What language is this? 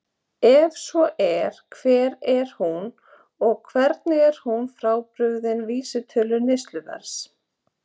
Icelandic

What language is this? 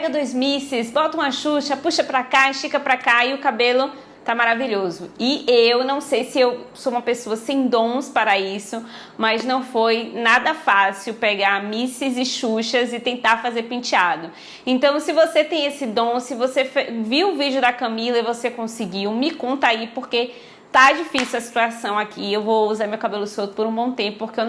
Portuguese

